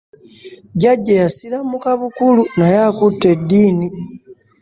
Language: Ganda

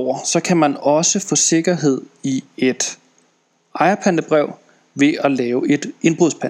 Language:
Danish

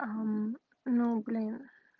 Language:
Russian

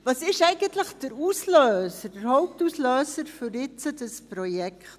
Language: Swiss German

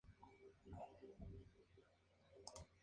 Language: Spanish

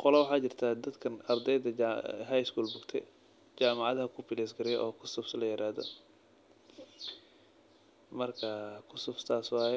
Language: Somali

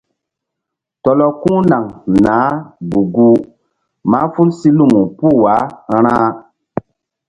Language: Mbum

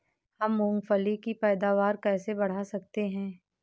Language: Hindi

